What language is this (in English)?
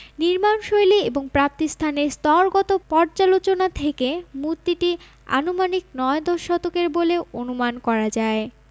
Bangla